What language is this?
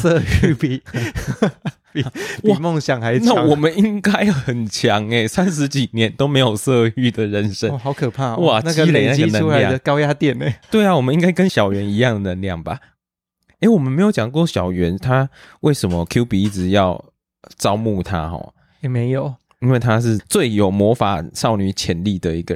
Chinese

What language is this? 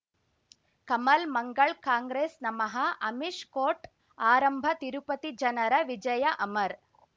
Kannada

